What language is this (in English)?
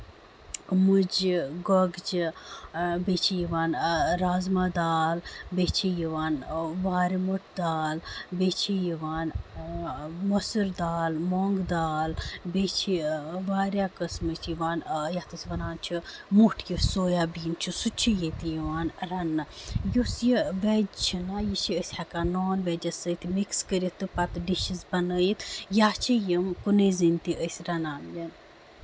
Kashmiri